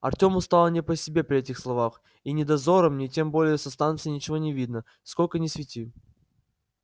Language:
Russian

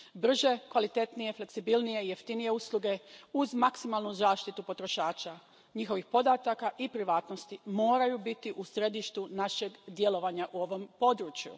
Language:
Croatian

